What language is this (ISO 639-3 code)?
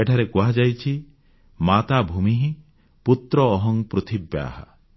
ori